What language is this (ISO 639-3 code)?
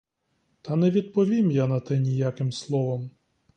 ukr